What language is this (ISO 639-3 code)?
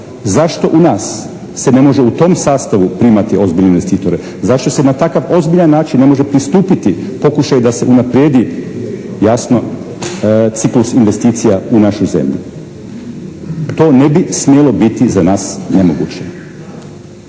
hrv